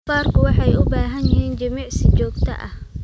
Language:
Somali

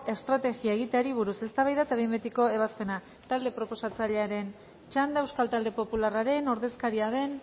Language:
Basque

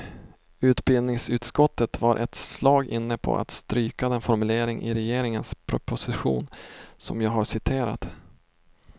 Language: Swedish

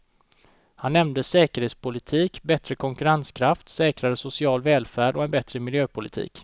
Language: Swedish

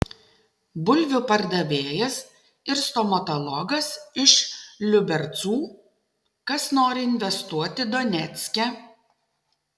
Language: Lithuanian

